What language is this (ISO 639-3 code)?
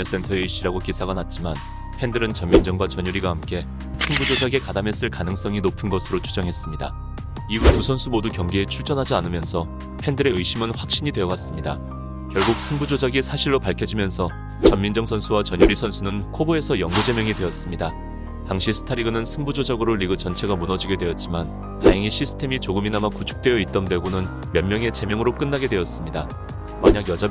kor